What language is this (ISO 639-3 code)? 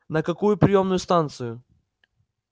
rus